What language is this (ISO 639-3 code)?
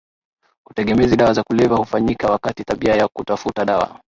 swa